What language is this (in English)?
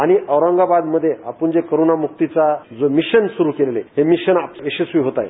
Marathi